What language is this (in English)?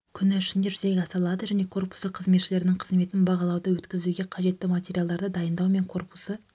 Kazakh